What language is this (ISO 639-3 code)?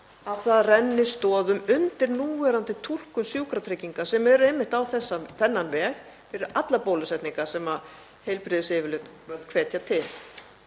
isl